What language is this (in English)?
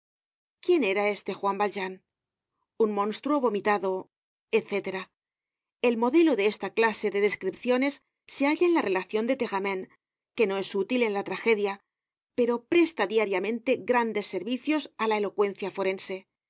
Spanish